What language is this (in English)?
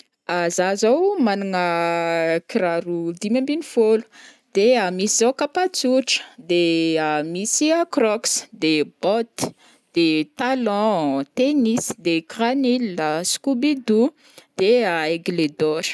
Northern Betsimisaraka Malagasy